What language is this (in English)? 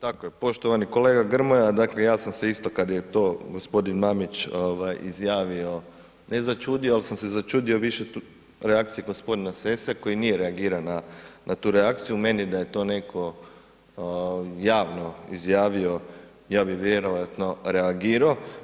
Croatian